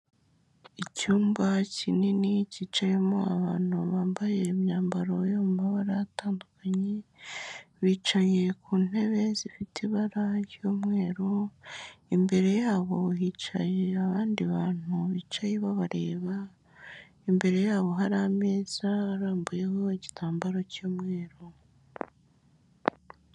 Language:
Kinyarwanda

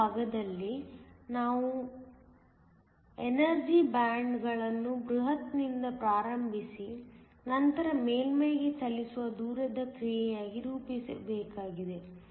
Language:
Kannada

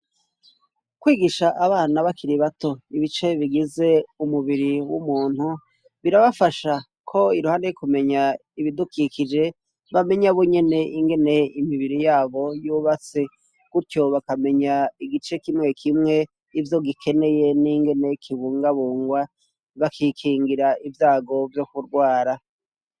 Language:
Rundi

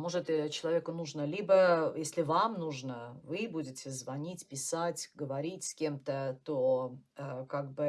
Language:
Russian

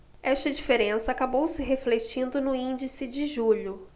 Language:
Portuguese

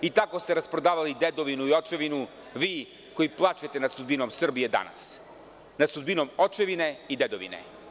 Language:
Serbian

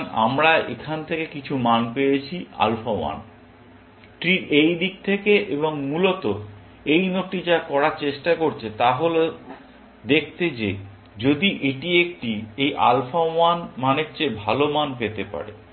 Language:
Bangla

